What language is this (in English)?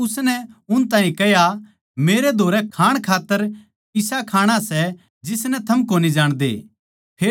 Haryanvi